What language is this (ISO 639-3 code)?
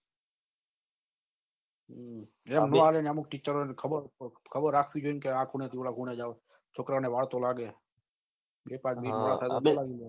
guj